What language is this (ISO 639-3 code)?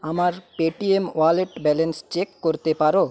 ben